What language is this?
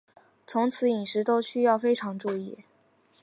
Chinese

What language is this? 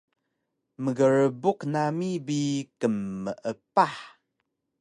Taroko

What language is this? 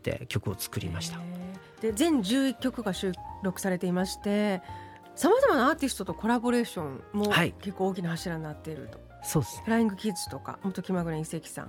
Japanese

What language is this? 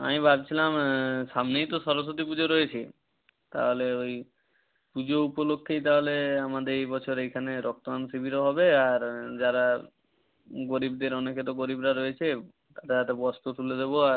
Bangla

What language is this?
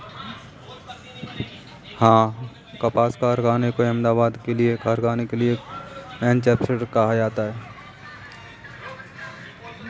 Hindi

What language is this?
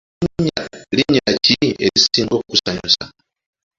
Ganda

